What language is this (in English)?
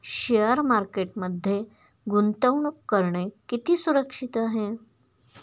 Marathi